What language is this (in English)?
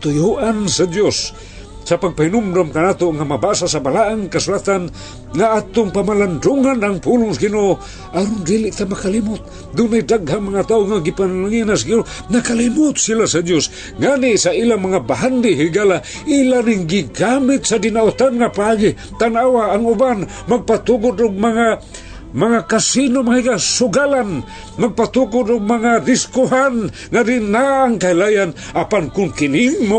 Filipino